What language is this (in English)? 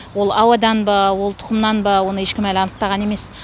Kazakh